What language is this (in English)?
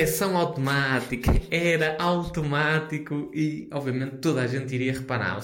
Portuguese